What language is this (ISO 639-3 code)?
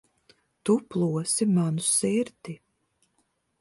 lav